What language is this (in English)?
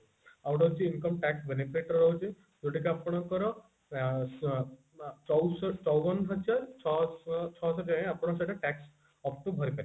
Odia